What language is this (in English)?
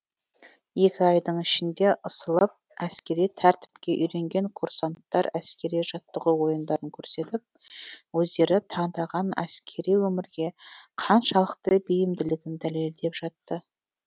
Kazakh